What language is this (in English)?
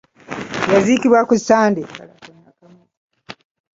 Ganda